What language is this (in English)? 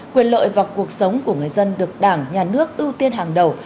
Vietnamese